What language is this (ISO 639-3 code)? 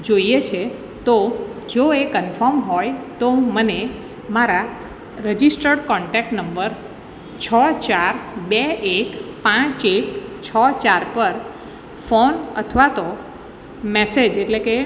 guj